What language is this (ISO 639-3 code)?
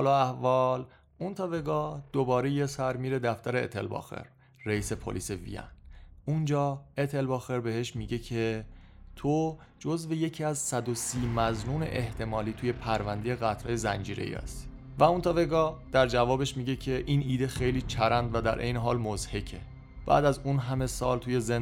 fas